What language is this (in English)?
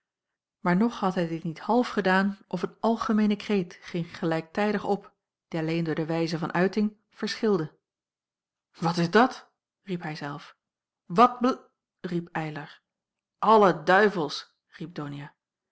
Dutch